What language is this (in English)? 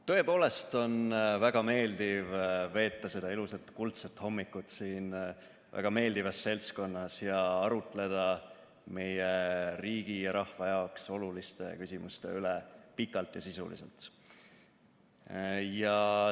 Estonian